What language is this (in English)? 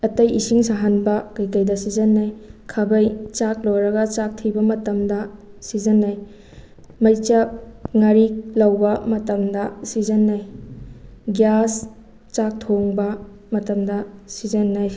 Manipuri